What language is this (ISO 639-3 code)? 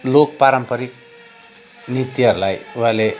nep